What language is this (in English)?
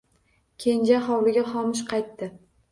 Uzbek